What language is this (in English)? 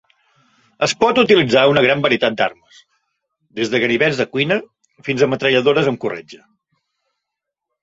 Catalan